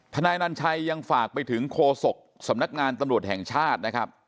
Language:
Thai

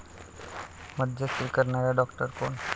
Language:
Marathi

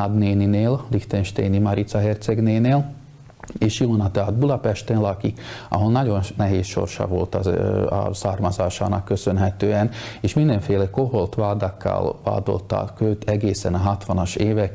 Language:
Hungarian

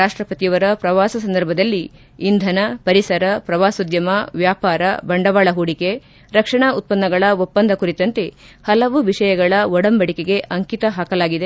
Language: Kannada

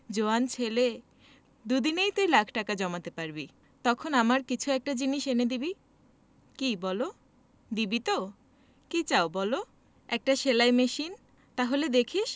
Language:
Bangla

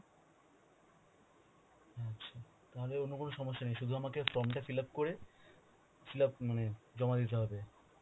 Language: Bangla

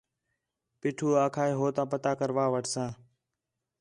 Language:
Khetrani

